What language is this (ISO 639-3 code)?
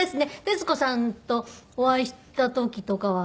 jpn